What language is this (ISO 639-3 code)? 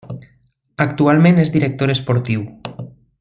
cat